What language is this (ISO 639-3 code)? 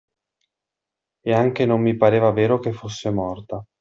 ita